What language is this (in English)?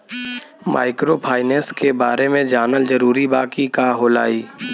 Bhojpuri